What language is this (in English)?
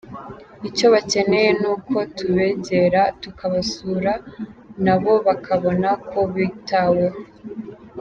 Kinyarwanda